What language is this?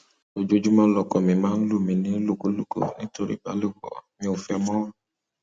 Yoruba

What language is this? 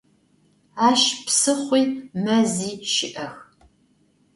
Adyghe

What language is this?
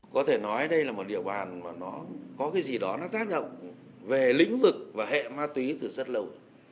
Vietnamese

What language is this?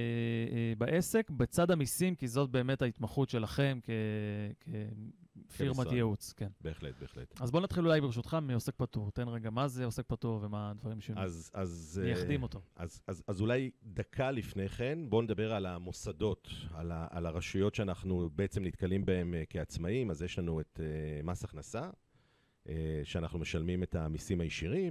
Hebrew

